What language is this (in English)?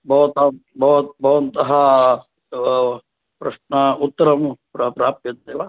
Sanskrit